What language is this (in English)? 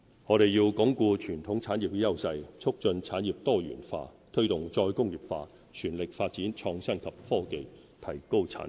Cantonese